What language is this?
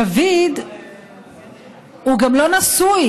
Hebrew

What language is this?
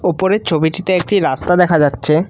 Bangla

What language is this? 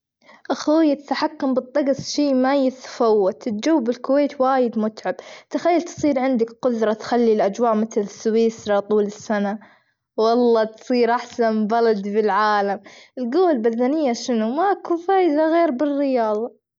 Gulf Arabic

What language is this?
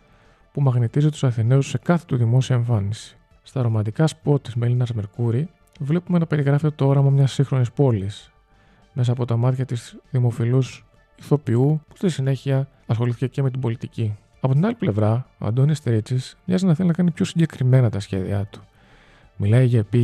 Greek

